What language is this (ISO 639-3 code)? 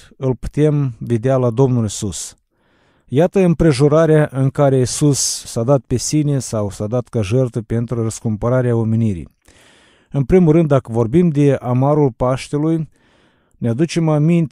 ron